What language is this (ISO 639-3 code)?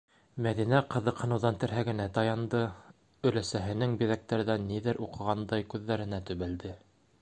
bak